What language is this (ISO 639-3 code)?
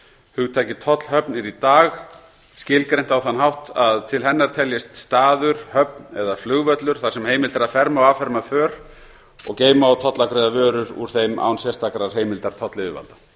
isl